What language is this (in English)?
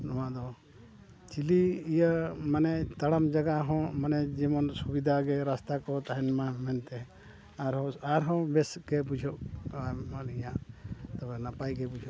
Santali